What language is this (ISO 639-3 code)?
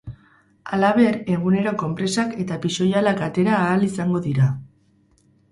eus